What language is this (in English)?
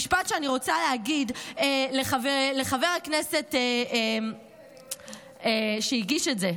Hebrew